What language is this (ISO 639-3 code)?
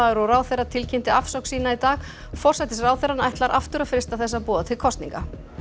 isl